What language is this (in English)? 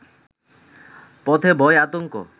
Bangla